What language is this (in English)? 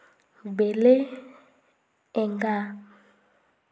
Santali